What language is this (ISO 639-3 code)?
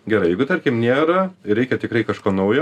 lit